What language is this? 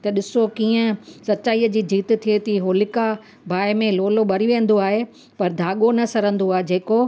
Sindhi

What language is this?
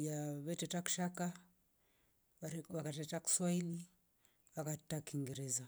Rombo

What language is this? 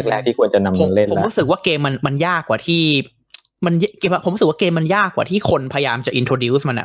Thai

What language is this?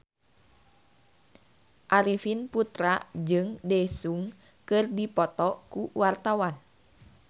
Sundanese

